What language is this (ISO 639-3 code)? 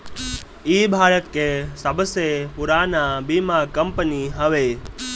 bho